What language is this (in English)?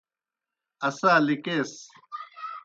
Kohistani Shina